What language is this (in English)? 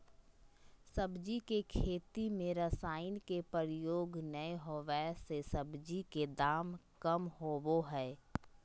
Magahi